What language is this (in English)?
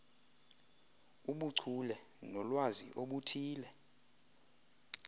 Xhosa